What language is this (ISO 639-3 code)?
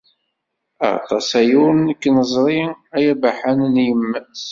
kab